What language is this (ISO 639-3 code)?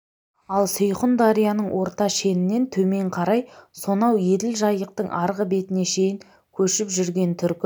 kaz